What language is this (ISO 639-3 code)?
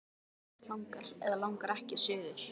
isl